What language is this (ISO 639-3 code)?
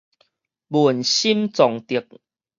nan